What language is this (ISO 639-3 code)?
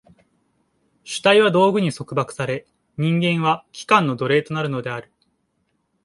jpn